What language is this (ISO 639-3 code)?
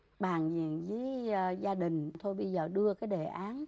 vie